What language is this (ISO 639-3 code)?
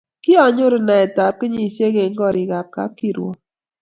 kln